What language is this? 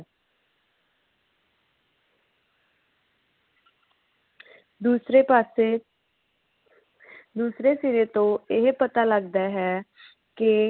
Punjabi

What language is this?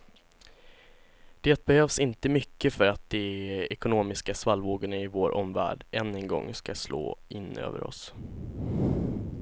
Swedish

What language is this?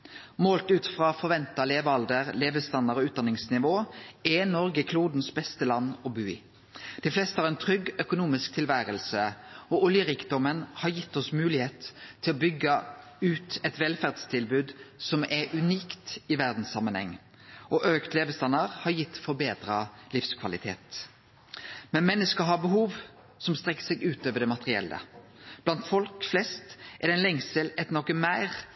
Norwegian Nynorsk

